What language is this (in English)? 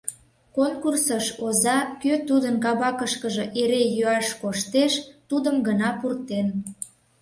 Mari